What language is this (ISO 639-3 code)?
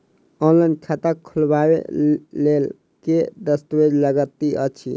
mai